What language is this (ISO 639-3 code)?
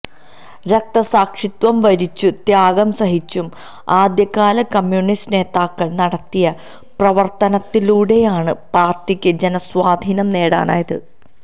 mal